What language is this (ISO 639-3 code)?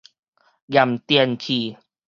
nan